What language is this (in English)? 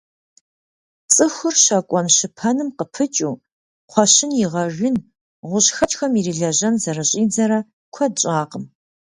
Kabardian